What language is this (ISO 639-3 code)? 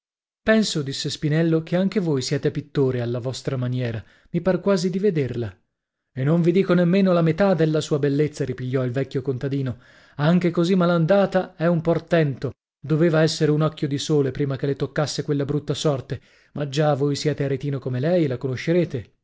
ita